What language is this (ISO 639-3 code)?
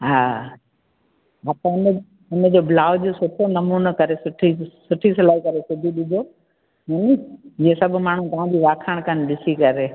snd